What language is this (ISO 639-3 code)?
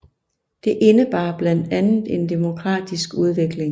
dan